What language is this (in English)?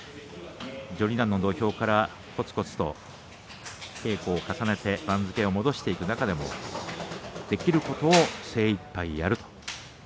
Japanese